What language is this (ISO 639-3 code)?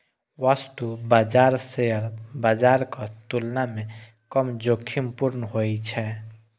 mai